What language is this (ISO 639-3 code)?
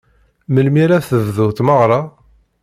kab